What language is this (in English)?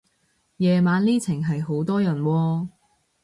Cantonese